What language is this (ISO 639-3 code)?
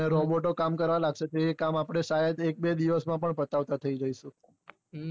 guj